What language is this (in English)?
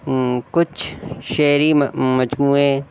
Urdu